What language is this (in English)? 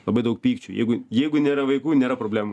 Lithuanian